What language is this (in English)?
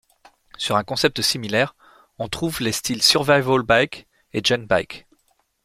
French